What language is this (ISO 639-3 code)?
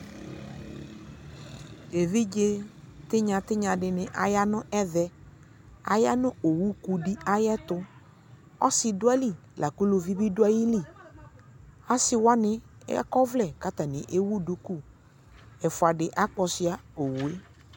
kpo